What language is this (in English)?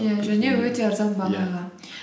Kazakh